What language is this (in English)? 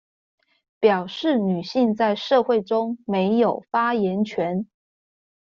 Chinese